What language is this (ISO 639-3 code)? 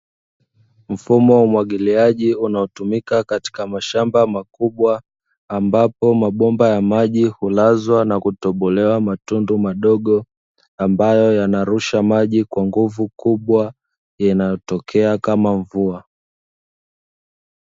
swa